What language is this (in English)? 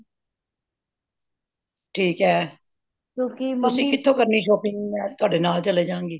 Punjabi